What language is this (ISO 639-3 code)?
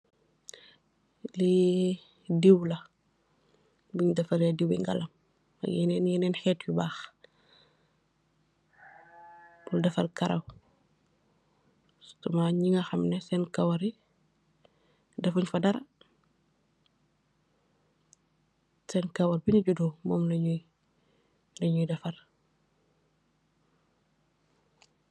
wol